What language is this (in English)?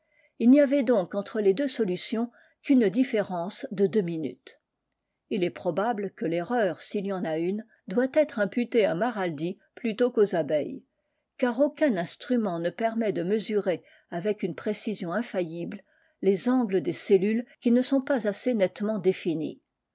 French